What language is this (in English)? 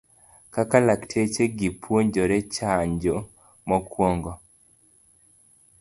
Luo (Kenya and Tanzania)